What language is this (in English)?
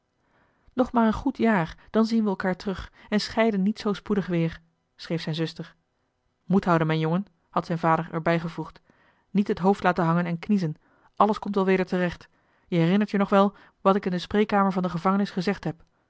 Dutch